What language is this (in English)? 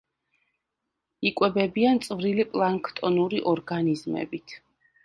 Georgian